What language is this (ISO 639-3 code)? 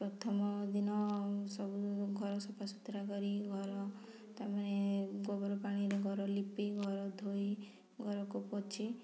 ori